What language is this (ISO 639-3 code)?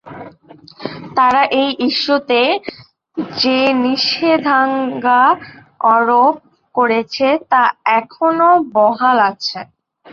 ben